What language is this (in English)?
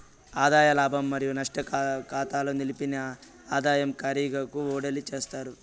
Telugu